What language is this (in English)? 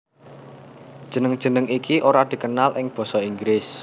Javanese